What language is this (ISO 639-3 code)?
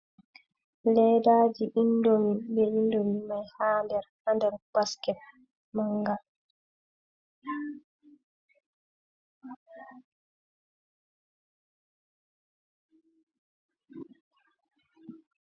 ful